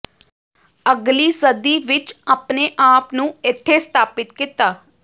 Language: Punjabi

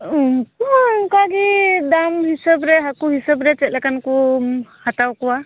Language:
Santali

